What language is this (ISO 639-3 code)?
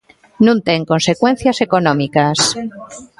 glg